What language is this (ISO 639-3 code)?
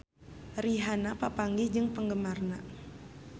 sun